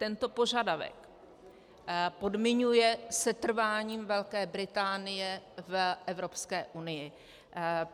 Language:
Czech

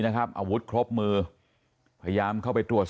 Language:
Thai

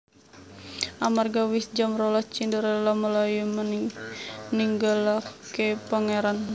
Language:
Javanese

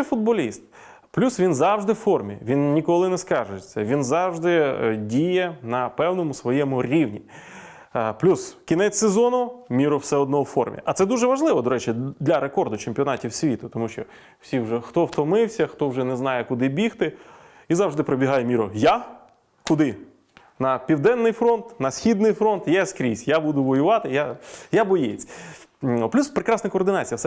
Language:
Ukrainian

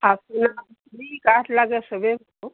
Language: Assamese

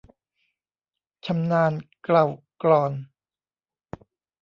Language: Thai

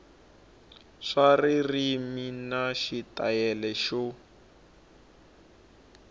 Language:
Tsonga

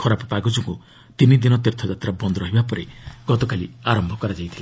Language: Odia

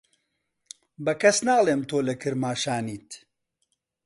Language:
Central Kurdish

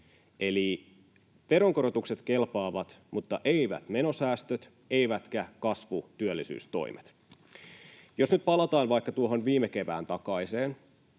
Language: Finnish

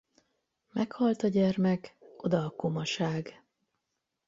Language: Hungarian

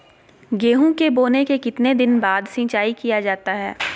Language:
Magahi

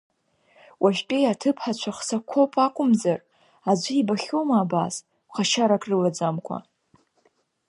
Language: Abkhazian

